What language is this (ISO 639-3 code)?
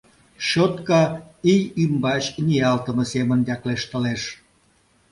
chm